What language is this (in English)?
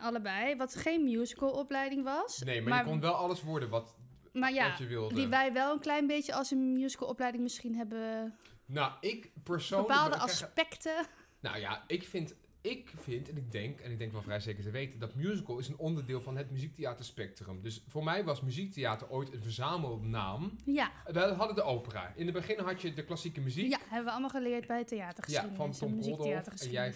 Dutch